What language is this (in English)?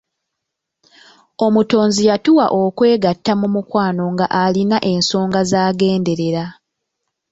Ganda